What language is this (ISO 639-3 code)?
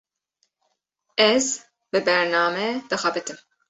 kur